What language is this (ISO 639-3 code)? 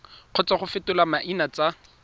tsn